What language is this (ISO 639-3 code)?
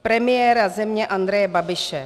ces